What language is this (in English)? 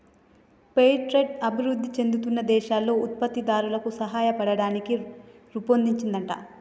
Telugu